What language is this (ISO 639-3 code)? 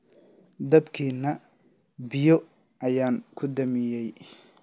som